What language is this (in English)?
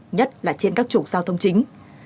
Vietnamese